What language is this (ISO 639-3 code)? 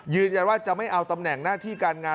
tha